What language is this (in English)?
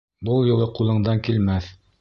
Bashkir